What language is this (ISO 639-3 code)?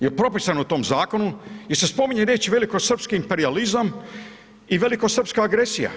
hrv